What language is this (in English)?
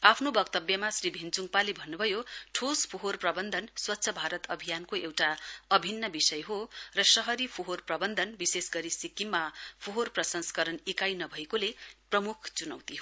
Nepali